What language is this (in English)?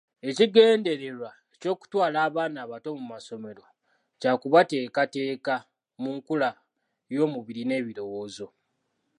Ganda